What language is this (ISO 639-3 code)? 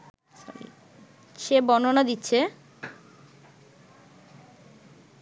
ben